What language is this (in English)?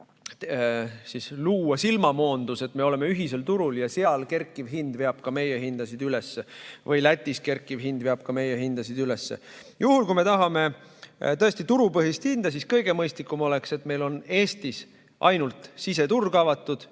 Estonian